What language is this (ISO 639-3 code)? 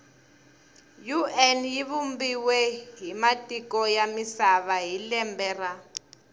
tso